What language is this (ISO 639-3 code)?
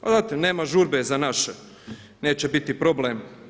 hrv